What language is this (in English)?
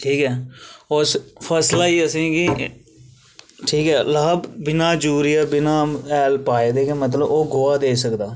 Dogri